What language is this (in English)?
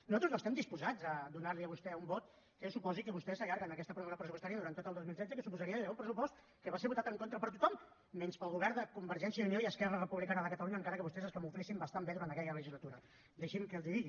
Catalan